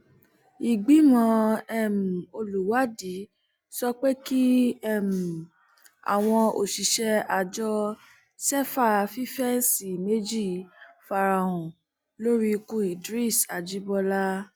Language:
Yoruba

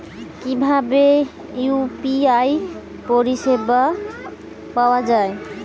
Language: Bangla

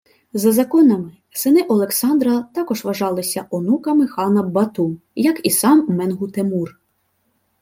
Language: Ukrainian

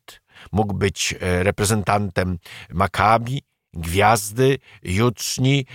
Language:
Polish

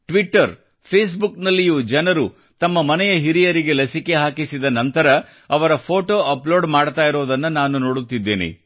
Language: Kannada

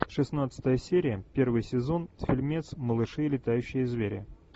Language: Russian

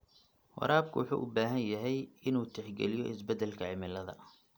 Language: Somali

